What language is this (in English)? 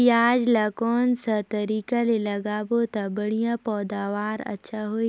Chhattisgarhi